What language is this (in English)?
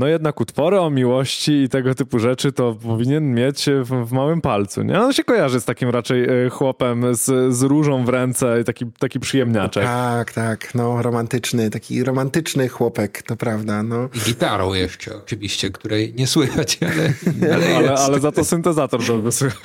Polish